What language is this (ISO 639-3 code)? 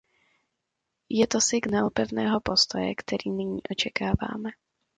ces